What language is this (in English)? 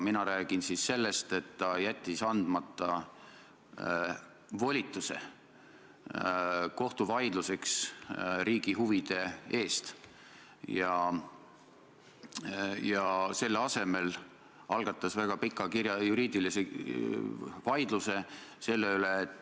Estonian